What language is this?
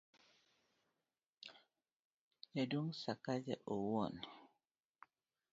Luo (Kenya and Tanzania)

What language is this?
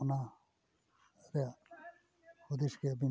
Santali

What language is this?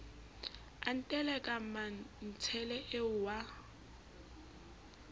Southern Sotho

